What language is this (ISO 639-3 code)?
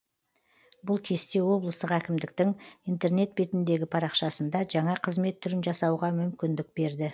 kaz